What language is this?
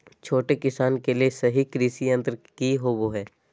Magahi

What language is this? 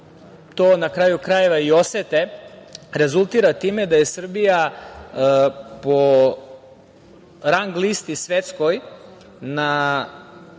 Serbian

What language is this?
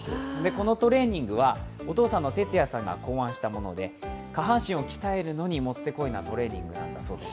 Japanese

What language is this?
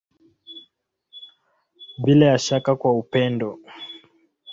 Swahili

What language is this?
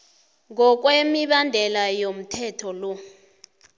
South Ndebele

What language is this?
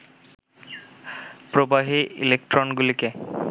Bangla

